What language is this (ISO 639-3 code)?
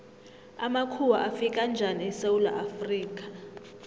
nbl